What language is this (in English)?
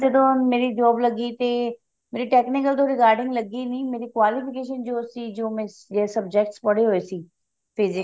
Punjabi